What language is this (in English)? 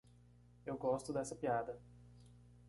Portuguese